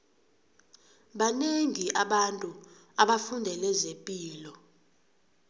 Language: South Ndebele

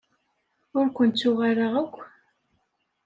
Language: Kabyle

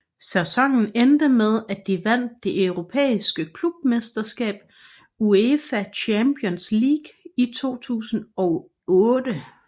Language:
Danish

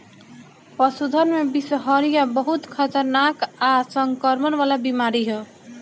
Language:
Bhojpuri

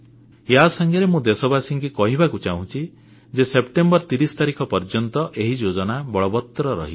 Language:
Odia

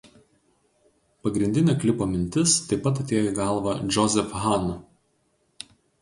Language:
Lithuanian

